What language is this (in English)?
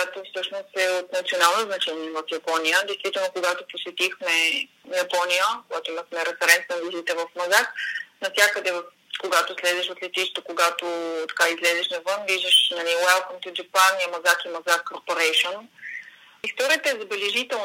Bulgarian